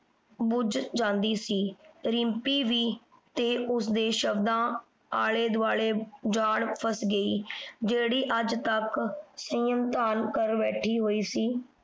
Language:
Punjabi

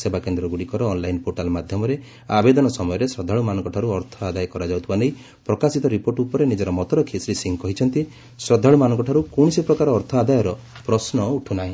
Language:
Odia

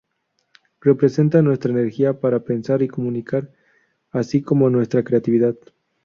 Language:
Spanish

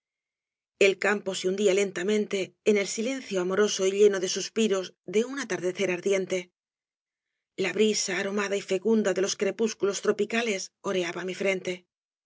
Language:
Spanish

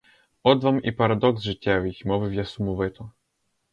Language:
Ukrainian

